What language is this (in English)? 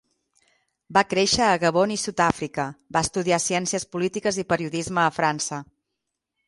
Catalan